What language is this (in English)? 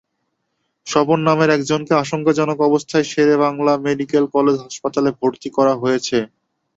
Bangla